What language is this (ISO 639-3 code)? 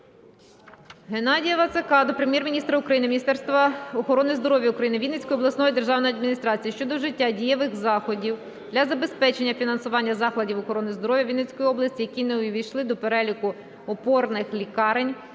ukr